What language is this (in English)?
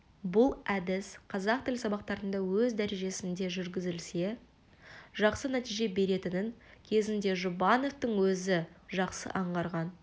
Kazakh